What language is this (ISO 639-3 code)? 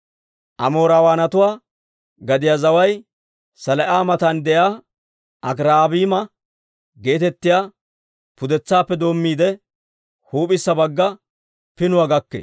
dwr